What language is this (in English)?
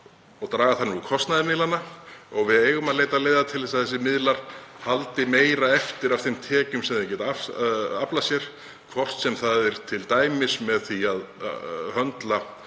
Icelandic